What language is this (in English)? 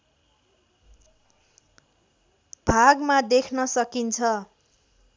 Nepali